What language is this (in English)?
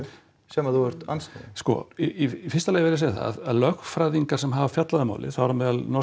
Icelandic